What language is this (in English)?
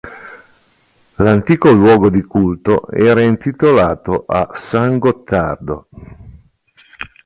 Italian